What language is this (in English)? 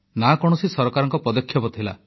Odia